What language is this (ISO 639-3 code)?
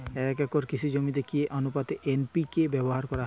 ben